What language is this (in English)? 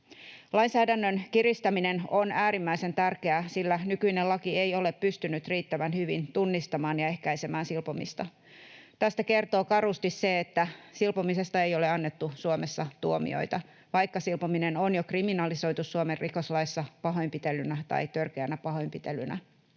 Finnish